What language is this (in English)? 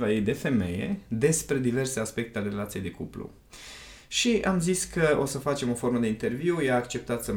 Romanian